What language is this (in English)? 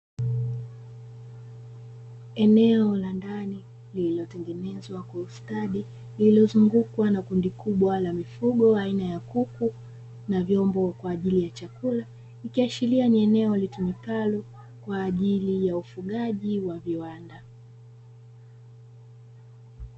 Swahili